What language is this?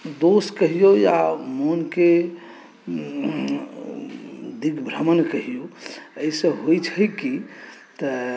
Maithili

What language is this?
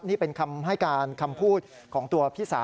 Thai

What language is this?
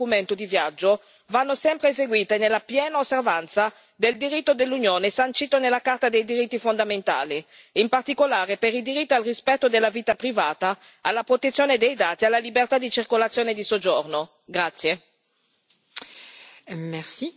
Italian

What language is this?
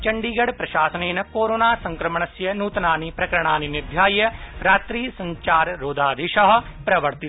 Sanskrit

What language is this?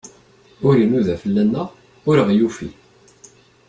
Kabyle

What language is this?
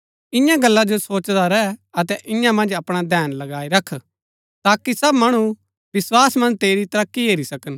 Gaddi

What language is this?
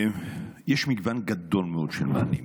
Hebrew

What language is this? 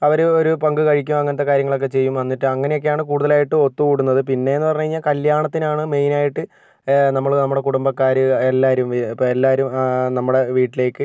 Malayalam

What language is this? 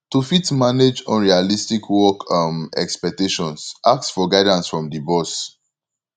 Nigerian Pidgin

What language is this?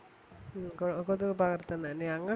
Malayalam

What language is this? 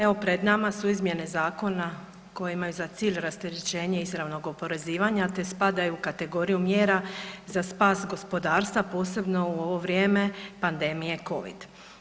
Croatian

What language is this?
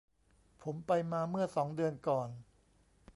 Thai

